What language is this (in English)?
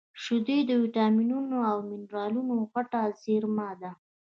Pashto